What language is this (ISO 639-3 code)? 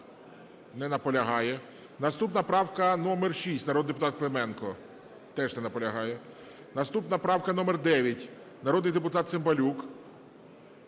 ukr